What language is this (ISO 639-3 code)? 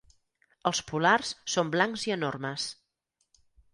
cat